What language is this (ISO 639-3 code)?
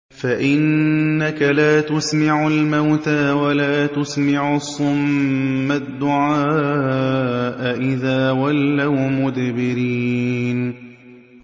ara